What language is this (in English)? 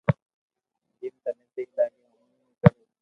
Loarki